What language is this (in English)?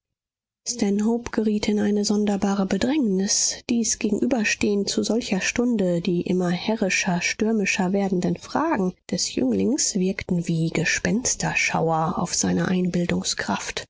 German